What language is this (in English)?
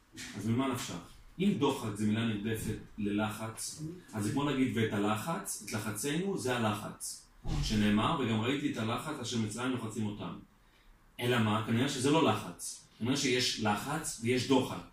Hebrew